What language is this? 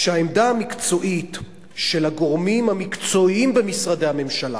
Hebrew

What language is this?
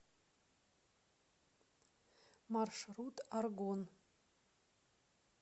Russian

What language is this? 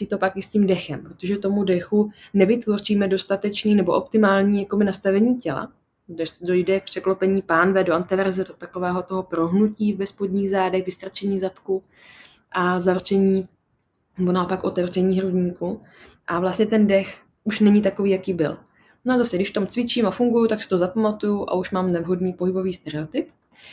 Czech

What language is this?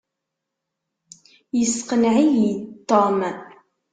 Kabyle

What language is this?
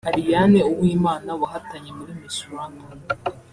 Kinyarwanda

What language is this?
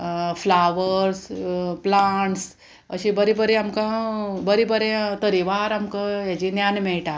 Konkani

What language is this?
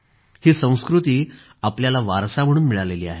Marathi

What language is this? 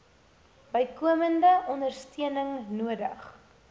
Afrikaans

